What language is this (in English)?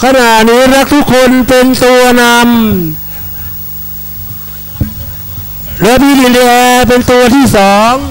Thai